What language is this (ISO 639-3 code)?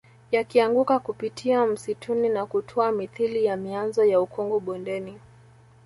swa